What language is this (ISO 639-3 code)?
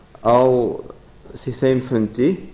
isl